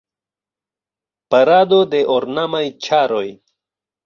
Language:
Esperanto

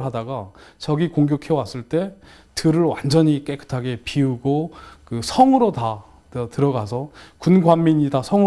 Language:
Korean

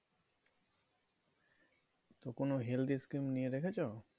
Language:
Bangla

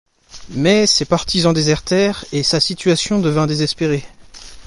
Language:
French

